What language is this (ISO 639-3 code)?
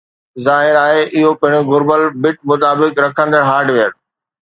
snd